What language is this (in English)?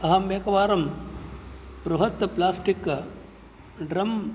Sanskrit